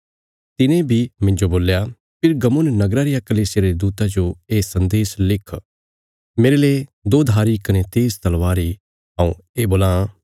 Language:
Bilaspuri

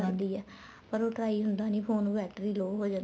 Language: Punjabi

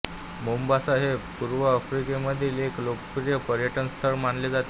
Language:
Marathi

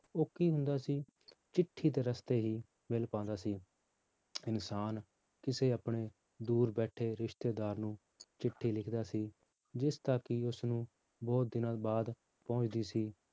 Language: Punjabi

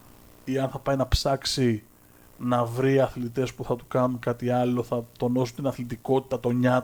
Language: Greek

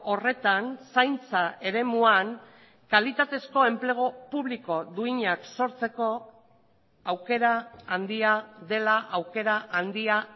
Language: Basque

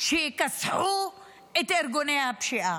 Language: Hebrew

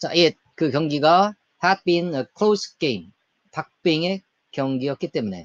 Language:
Korean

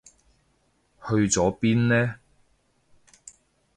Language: Cantonese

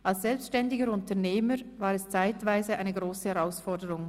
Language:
Swiss German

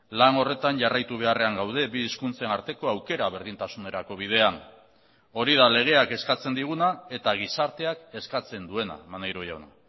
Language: Basque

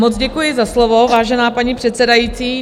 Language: Czech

